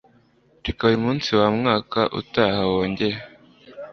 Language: Kinyarwanda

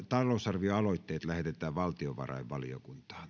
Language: Finnish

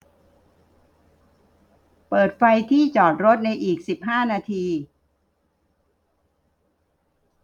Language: Thai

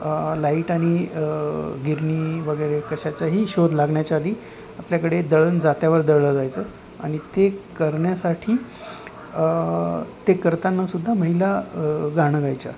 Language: Marathi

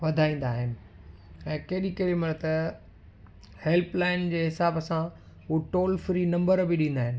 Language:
Sindhi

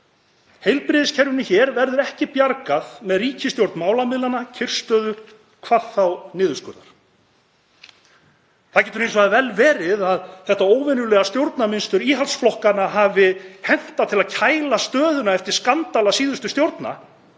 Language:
Icelandic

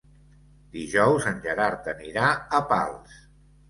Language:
Catalan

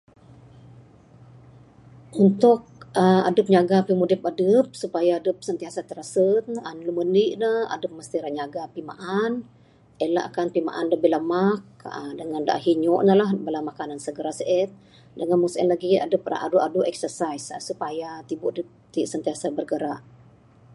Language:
Bukar-Sadung Bidayuh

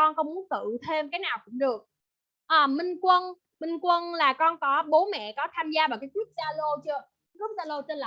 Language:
Vietnamese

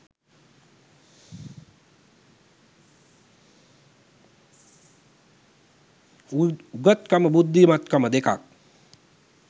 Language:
Sinhala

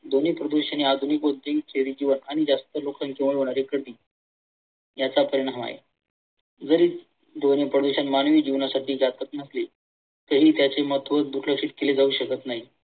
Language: Marathi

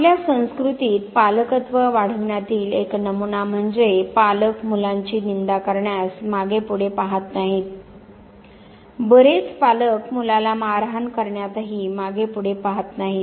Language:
Marathi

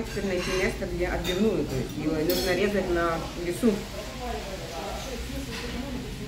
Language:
Russian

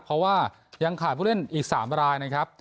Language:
Thai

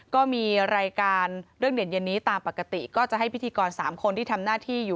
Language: Thai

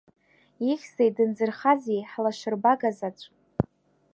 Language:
Abkhazian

